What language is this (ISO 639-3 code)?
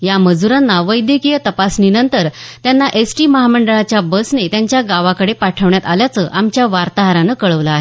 mar